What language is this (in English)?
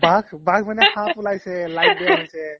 Assamese